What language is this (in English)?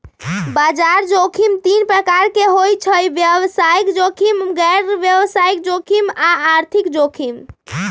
Magahi